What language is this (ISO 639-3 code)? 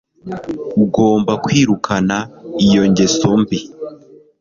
kin